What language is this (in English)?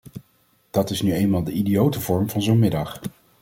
Dutch